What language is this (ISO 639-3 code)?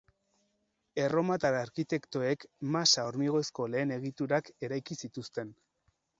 eus